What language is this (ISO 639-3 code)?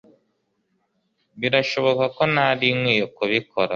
kin